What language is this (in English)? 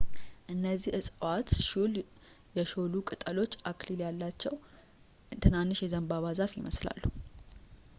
Amharic